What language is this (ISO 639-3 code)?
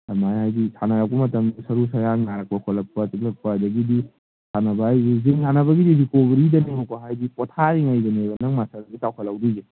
mni